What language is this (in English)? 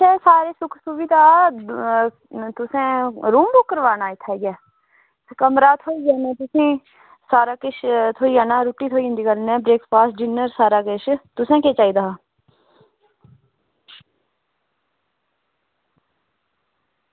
Dogri